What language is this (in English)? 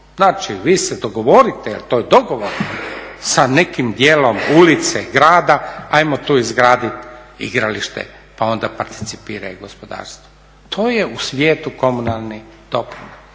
Croatian